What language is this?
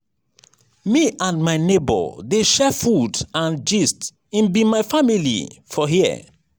Nigerian Pidgin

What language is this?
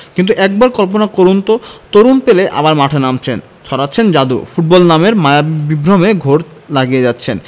Bangla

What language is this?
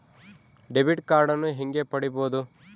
Kannada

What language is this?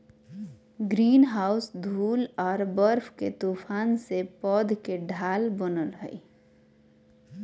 Magahi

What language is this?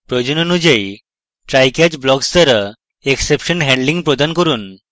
Bangla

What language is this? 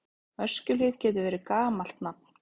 Icelandic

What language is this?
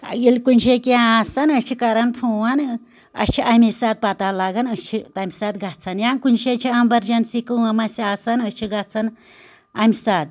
Kashmiri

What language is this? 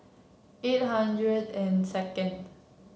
English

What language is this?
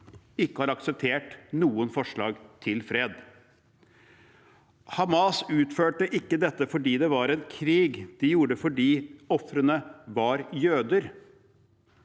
Norwegian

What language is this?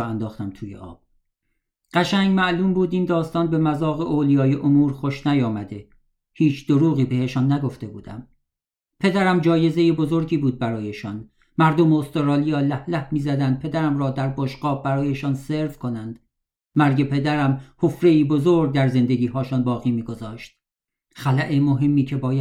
Persian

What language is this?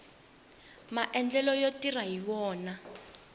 Tsonga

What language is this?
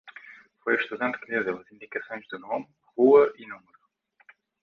Portuguese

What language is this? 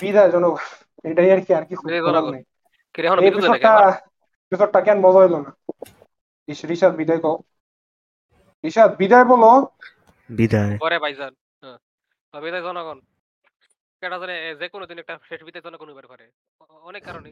Bangla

